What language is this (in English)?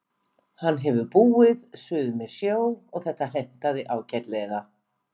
Icelandic